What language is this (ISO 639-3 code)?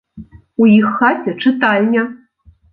bel